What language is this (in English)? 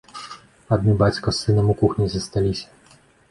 Belarusian